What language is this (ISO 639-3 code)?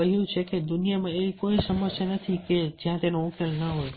guj